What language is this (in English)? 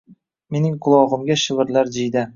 Uzbek